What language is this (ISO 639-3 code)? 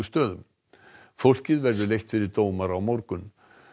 isl